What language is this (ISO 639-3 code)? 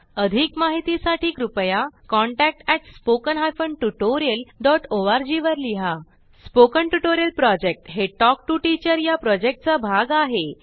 mar